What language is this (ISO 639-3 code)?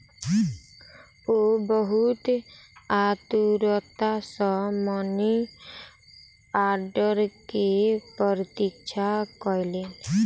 mai